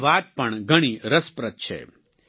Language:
Gujarati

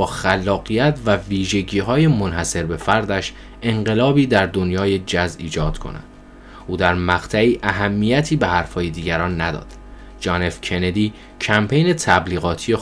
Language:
Persian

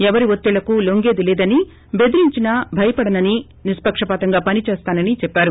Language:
Telugu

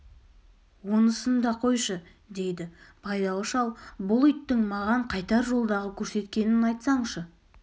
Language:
Kazakh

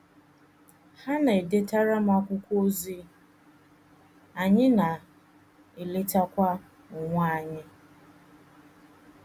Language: Igbo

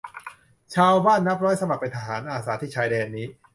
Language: Thai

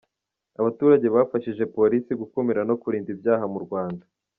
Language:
Kinyarwanda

